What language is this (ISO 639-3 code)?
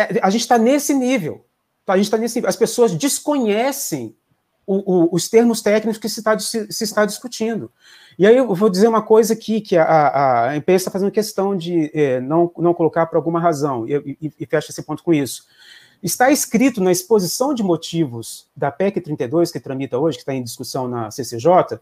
por